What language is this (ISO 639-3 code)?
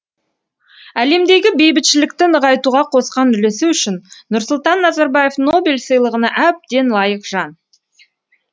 kaz